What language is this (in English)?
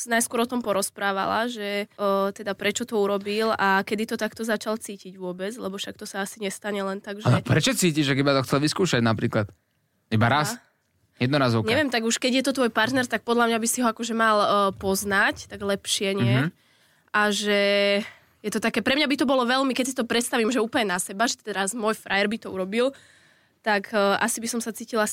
Slovak